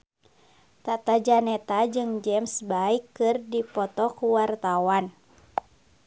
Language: Sundanese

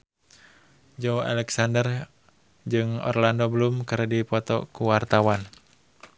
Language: Sundanese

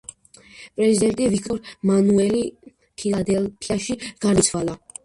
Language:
Georgian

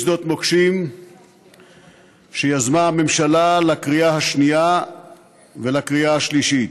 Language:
Hebrew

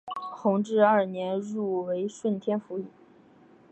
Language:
Chinese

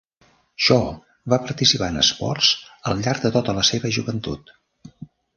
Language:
Catalan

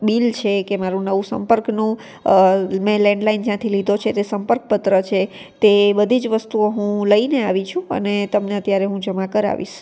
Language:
Gujarati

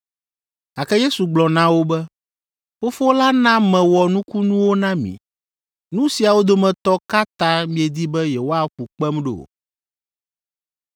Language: Ewe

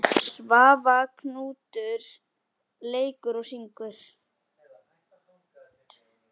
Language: Icelandic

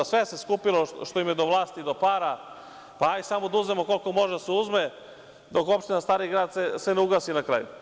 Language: Serbian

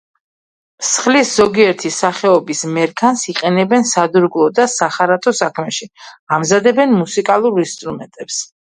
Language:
Georgian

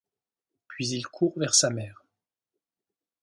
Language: French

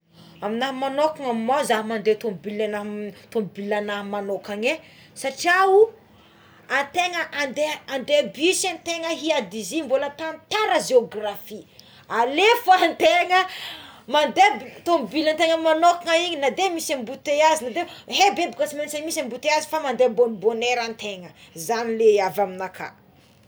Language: Tsimihety Malagasy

